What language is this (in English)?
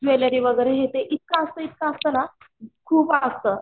Marathi